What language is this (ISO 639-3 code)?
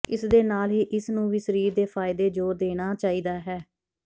pan